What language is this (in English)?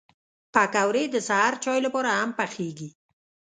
Pashto